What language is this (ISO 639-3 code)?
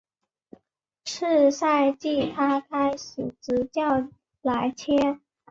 zho